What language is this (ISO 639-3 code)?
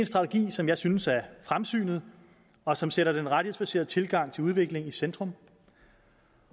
dan